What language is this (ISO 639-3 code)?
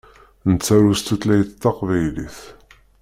kab